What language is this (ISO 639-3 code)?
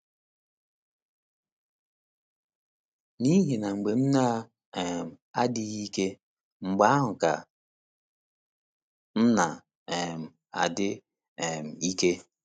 ibo